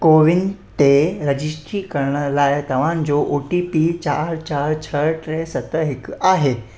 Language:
Sindhi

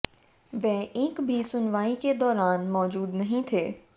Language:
Hindi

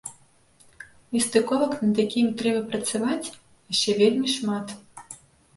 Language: Belarusian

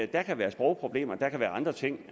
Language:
Danish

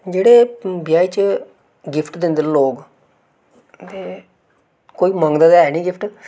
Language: Dogri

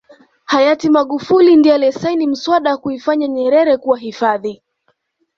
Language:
Swahili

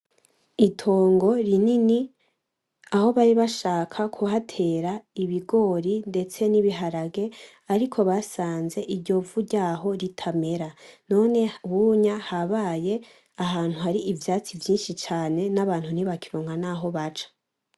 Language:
Rundi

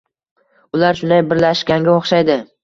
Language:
Uzbek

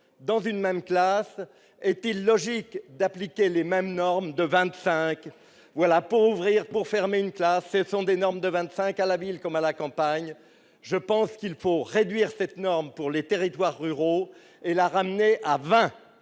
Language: French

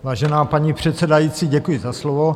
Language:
Czech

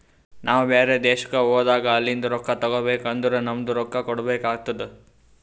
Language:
Kannada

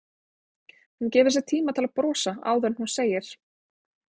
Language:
Icelandic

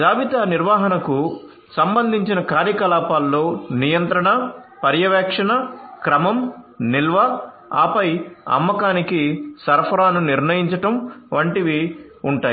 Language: Telugu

